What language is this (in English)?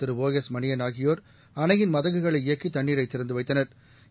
Tamil